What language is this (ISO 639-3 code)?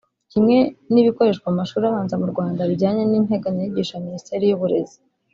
kin